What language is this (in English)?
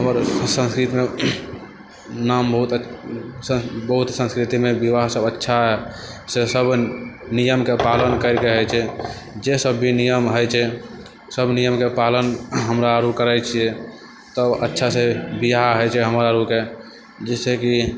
Maithili